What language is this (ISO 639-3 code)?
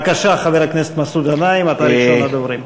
heb